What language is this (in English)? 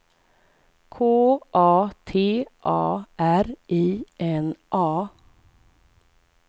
Swedish